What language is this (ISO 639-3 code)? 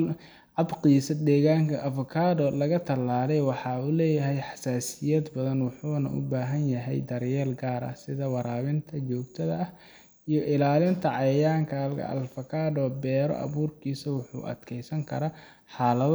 som